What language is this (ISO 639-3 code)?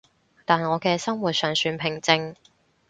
yue